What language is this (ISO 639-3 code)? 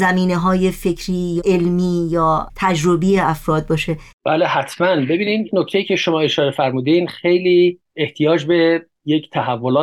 fas